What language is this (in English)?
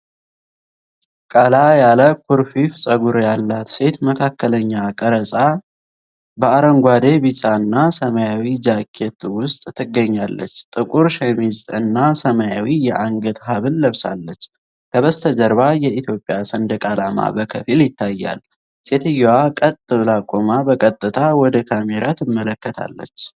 Amharic